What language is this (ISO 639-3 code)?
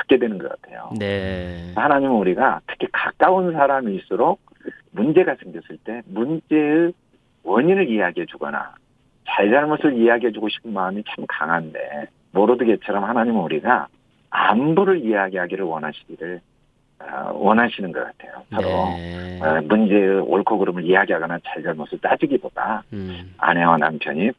kor